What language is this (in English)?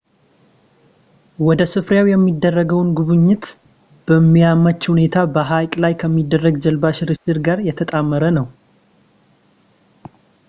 Amharic